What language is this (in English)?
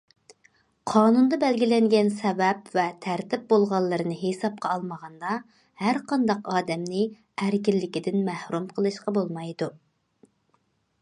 Uyghur